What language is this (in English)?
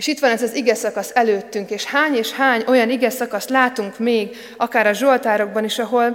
Hungarian